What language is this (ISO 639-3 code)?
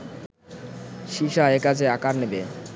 ben